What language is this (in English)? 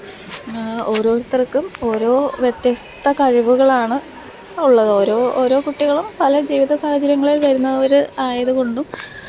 Malayalam